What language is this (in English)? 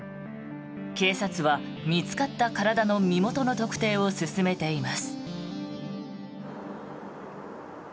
Japanese